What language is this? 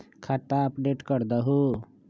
Magahi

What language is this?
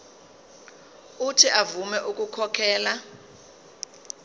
Zulu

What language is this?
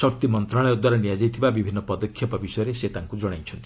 Odia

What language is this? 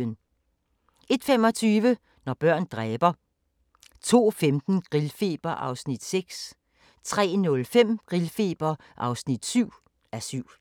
Danish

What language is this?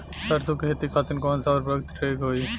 Bhojpuri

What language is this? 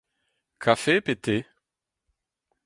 Breton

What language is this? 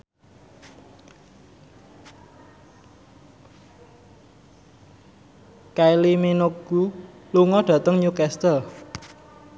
Javanese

